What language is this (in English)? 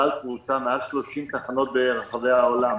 Hebrew